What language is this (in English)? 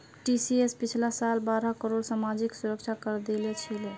Magahi